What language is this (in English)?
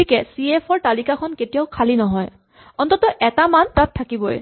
Assamese